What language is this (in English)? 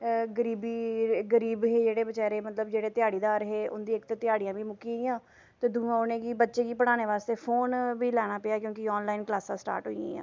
Dogri